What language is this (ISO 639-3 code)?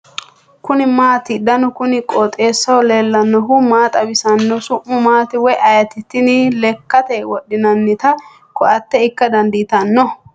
sid